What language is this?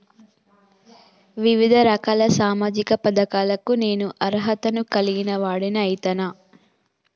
Telugu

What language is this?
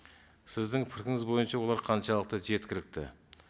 Kazakh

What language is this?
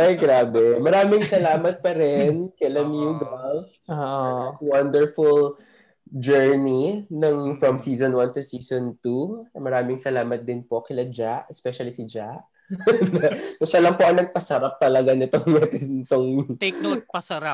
Filipino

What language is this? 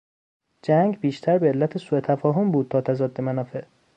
Persian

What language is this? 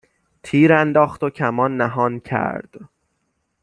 Persian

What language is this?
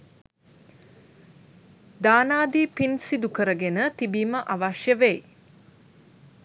Sinhala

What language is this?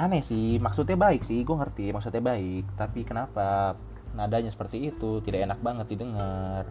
Indonesian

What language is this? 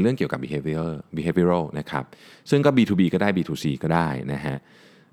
Thai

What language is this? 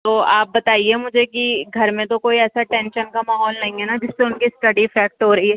Urdu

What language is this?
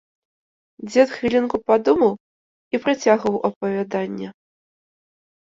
Belarusian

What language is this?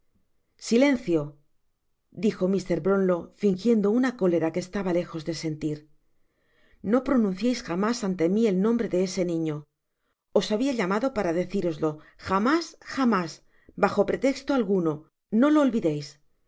Spanish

